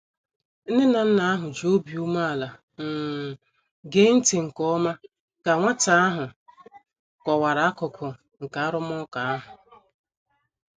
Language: Igbo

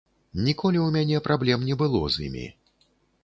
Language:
Belarusian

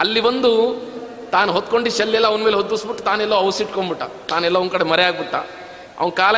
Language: Kannada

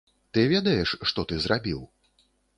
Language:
Belarusian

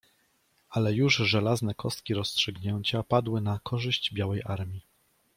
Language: Polish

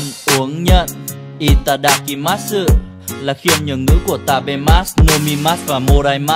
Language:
Vietnamese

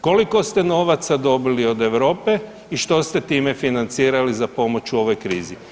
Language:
Croatian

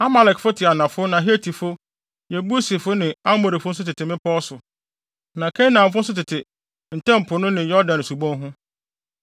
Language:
Akan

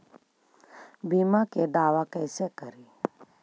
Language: Magahi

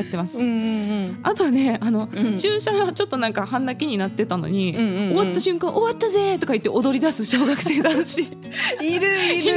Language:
Japanese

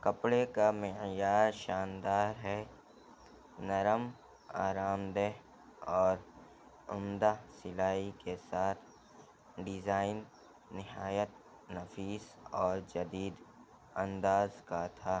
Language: Urdu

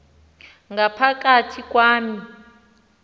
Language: Xhosa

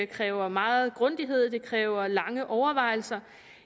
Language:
Danish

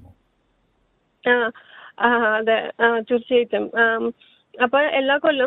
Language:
Malayalam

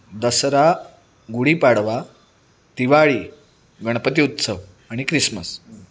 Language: Marathi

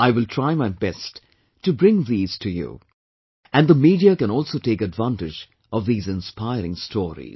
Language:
English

